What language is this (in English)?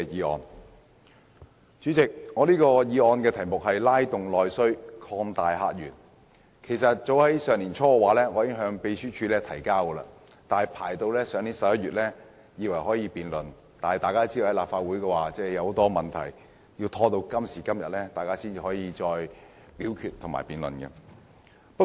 Cantonese